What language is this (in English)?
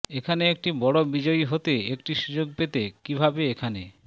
Bangla